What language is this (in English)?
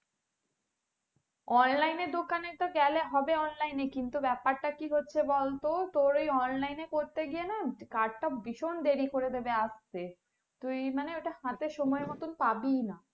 Bangla